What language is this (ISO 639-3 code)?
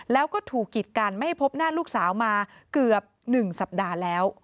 tha